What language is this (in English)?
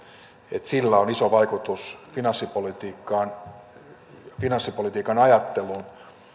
Finnish